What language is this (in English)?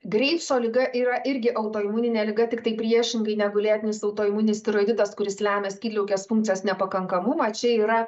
Lithuanian